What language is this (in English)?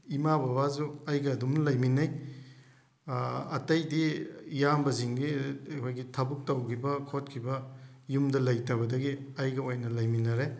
Manipuri